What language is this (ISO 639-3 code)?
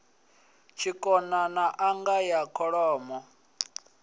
ven